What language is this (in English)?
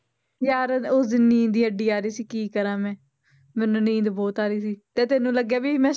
Punjabi